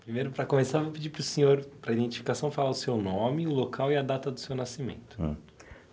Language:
Portuguese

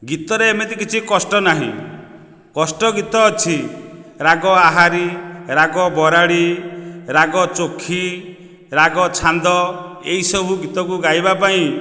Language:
Odia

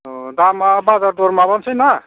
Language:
Bodo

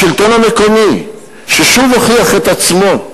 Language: Hebrew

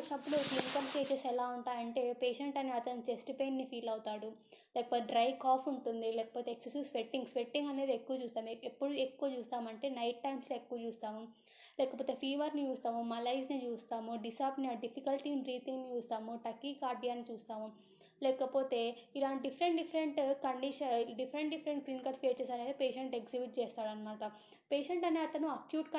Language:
Telugu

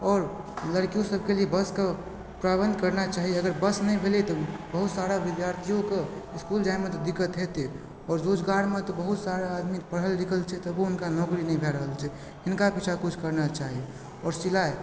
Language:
Maithili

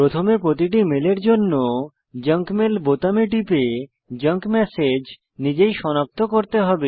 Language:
Bangla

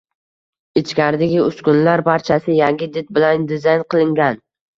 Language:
Uzbek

